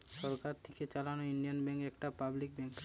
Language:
Bangla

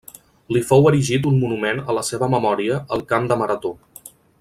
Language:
Catalan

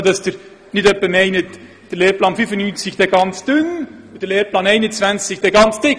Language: Swiss German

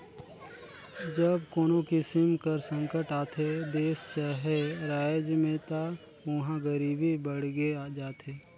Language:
Chhattisgarhi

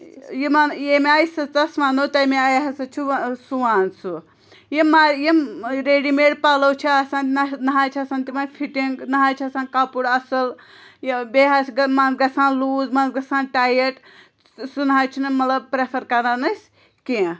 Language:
Kashmiri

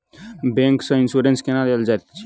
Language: Maithili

